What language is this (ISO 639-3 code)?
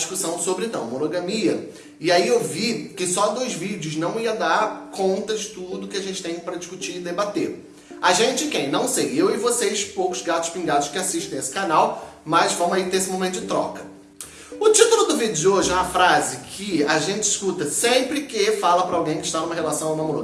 por